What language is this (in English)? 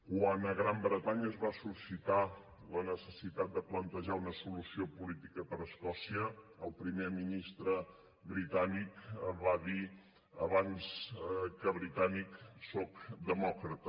Catalan